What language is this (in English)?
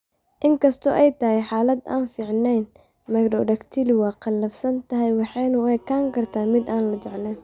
Somali